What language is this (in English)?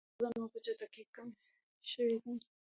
Pashto